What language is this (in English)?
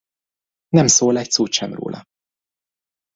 Hungarian